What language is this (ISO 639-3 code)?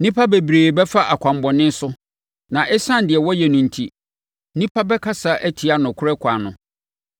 aka